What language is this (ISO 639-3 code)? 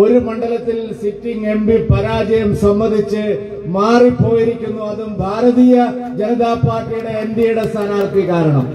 mal